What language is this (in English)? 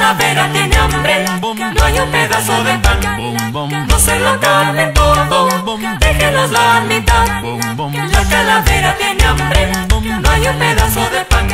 Spanish